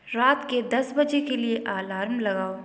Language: Hindi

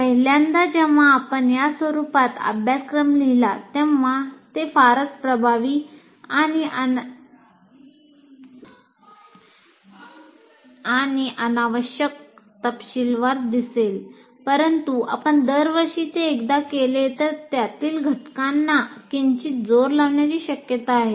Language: Marathi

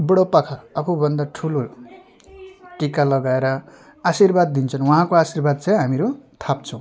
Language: Nepali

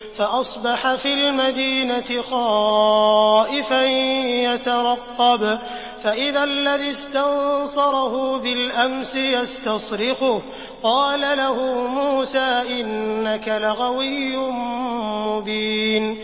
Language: Arabic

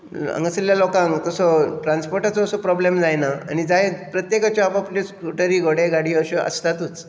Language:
Konkani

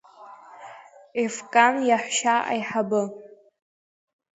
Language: Abkhazian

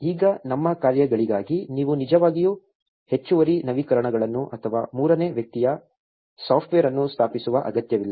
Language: Kannada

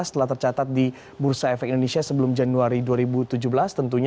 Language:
Indonesian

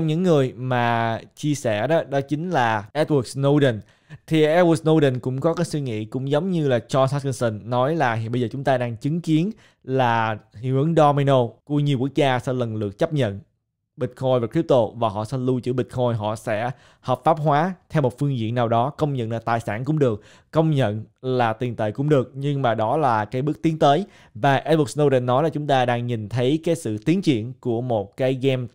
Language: Vietnamese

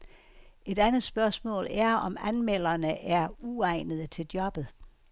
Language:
Danish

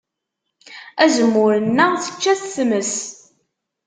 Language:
Kabyle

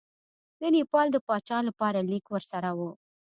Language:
Pashto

